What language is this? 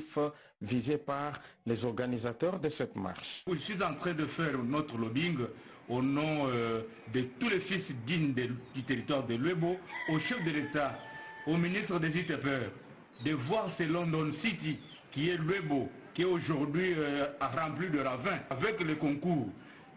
French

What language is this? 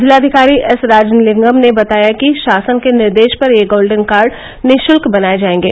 Hindi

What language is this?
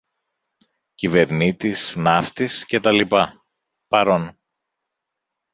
Greek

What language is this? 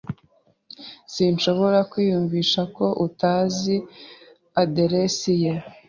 Kinyarwanda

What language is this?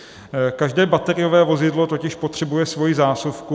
Czech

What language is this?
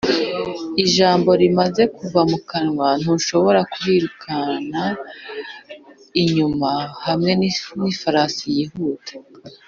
Kinyarwanda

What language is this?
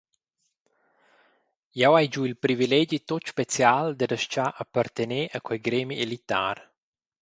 Romansh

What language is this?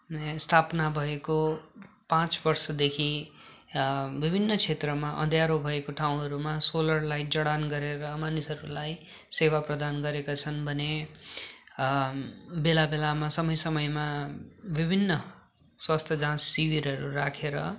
Nepali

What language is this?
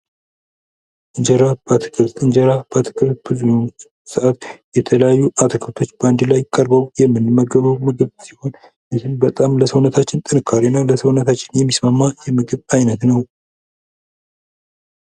Amharic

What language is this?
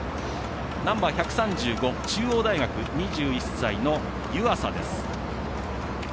Japanese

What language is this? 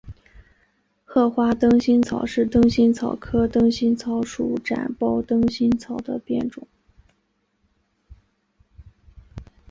Chinese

